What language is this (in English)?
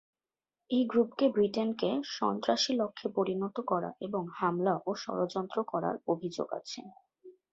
Bangla